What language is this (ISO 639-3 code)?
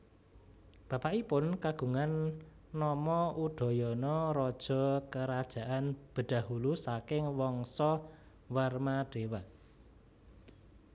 jav